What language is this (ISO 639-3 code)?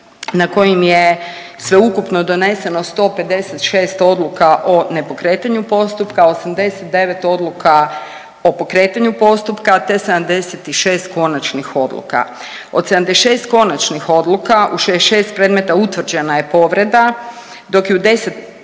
hrv